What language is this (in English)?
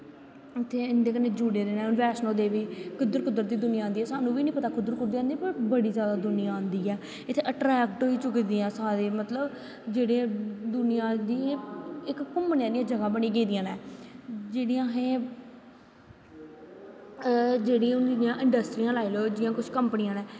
Dogri